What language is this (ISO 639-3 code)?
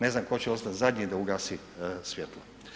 hrv